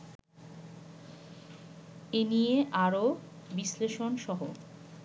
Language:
Bangla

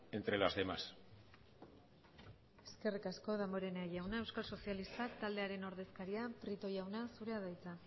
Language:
Basque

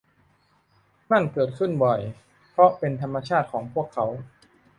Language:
Thai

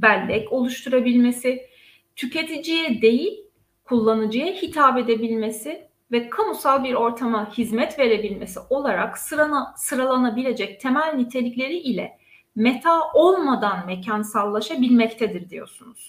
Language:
Turkish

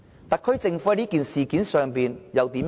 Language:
Cantonese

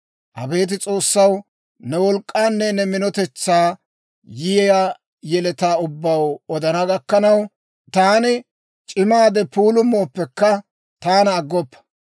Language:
Dawro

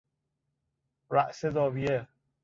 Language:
Persian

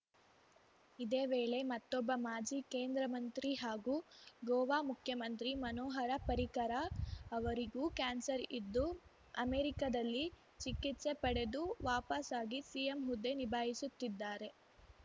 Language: Kannada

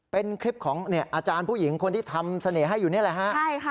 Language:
Thai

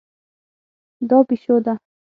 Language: Pashto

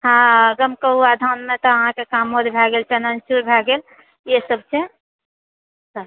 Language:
Maithili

